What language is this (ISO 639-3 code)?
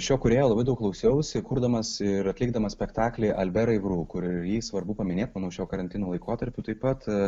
lit